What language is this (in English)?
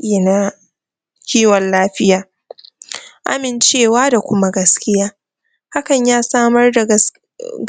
Hausa